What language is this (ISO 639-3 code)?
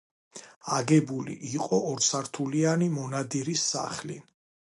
kat